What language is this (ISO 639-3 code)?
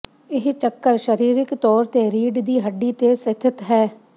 pan